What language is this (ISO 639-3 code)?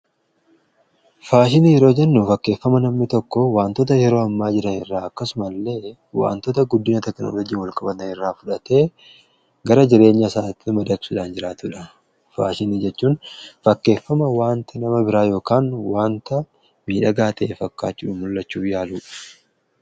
orm